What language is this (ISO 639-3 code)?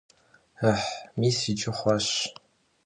kbd